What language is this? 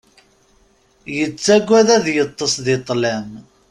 Kabyle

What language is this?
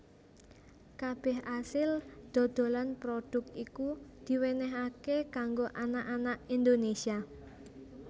Javanese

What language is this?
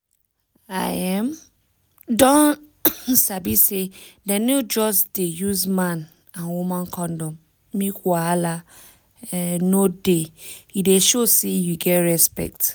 Nigerian Pidgin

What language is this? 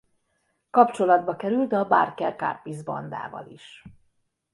Hungarian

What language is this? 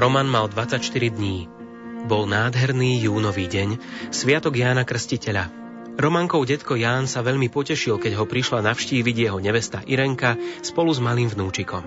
Slovak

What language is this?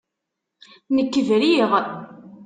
Kabyle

